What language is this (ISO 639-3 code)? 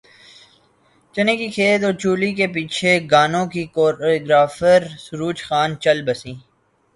urd